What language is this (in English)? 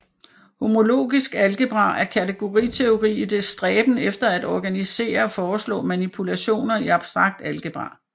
Danish